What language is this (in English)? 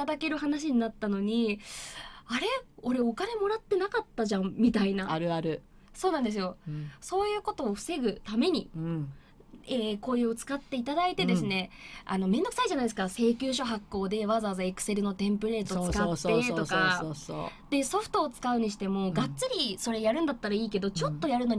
Japanese